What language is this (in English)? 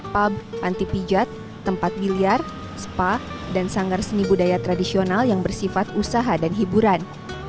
Indonesian